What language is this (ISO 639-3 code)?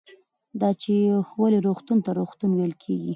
pus